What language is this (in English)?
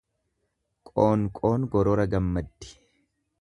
Oromo